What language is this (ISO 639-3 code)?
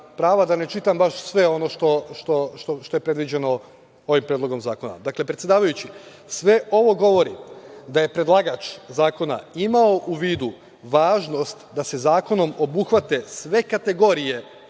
srp